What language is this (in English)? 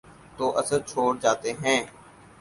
Urdu